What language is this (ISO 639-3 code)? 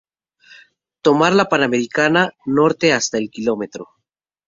spa